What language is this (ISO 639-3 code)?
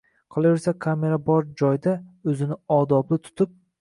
uzb